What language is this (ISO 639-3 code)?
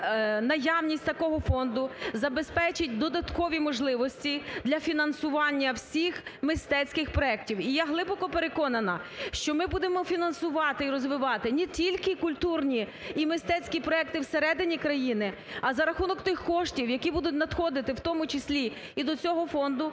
ukr